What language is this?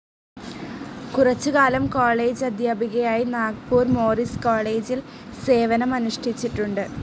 Malayalam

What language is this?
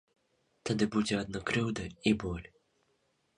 Belarusian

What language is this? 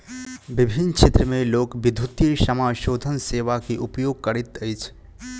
Maithili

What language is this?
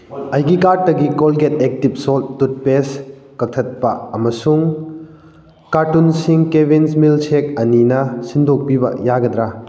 Manipuri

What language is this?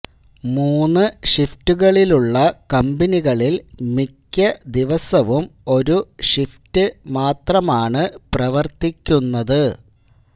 Malayalam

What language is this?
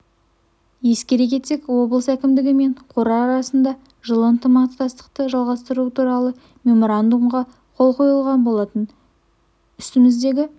Kazakh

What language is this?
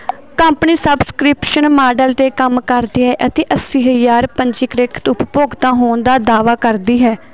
Punjabi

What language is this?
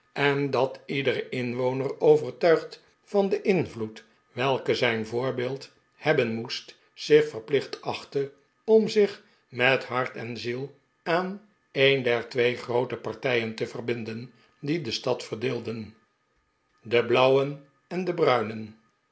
Dutch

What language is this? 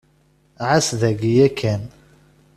Kabyle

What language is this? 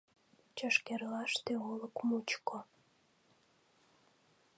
Mari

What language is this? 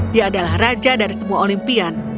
Indonesian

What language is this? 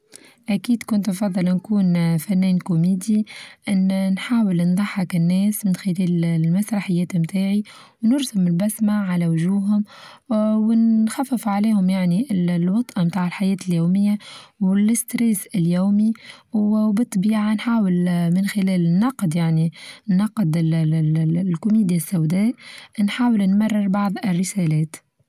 Tunisian Arabic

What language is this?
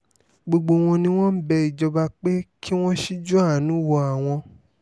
Yoruba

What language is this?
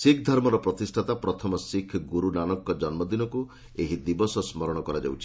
Odia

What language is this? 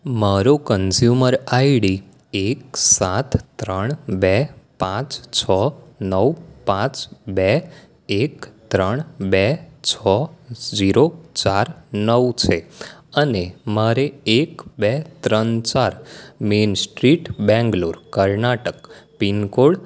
Gujarati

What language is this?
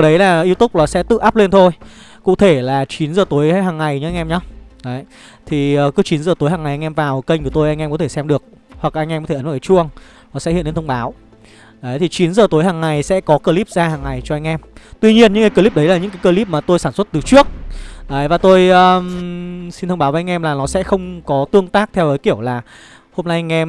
Vietnamese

